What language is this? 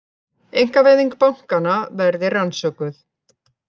Icelandic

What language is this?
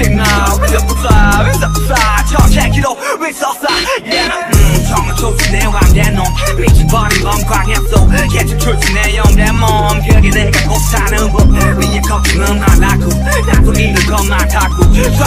Korean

